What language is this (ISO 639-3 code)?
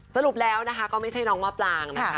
tha